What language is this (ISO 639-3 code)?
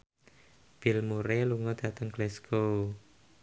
jav